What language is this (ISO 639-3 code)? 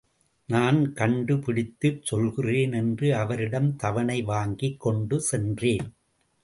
tam